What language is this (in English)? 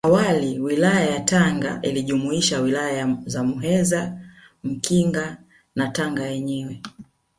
Swahili